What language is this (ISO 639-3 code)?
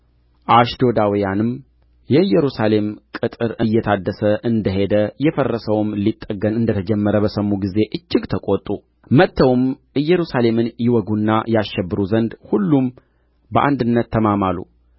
amh